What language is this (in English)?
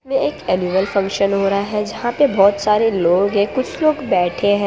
Hindi